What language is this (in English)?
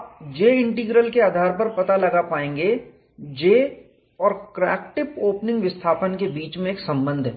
Hindi